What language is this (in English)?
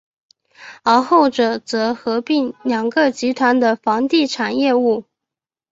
Chinese